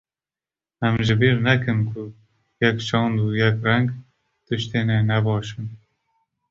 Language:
Kurdish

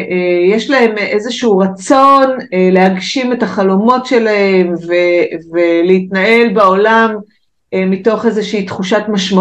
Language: Hebrew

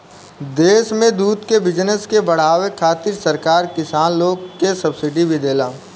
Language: Bhojpuri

